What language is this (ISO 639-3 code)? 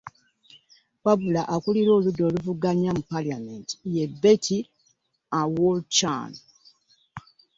lug